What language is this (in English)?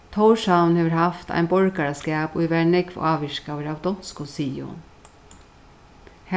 Faroese